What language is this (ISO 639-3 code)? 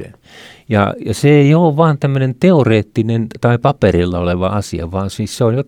fin